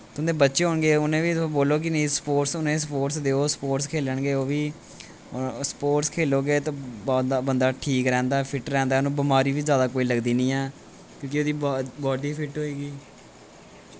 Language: Dogri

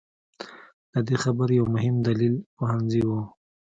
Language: Pashto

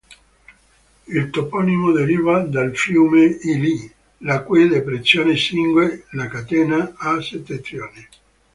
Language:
Italian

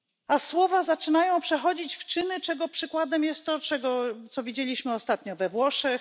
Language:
Polish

